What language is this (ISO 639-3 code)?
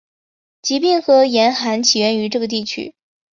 zho